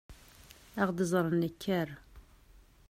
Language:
Kabyle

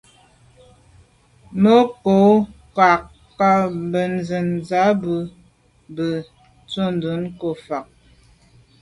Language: Medumba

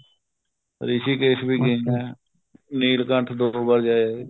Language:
Punjabi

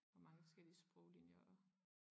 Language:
Danish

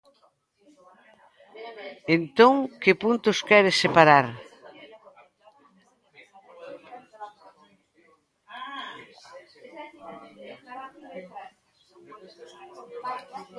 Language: Galician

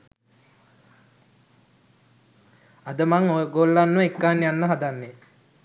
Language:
Sinhala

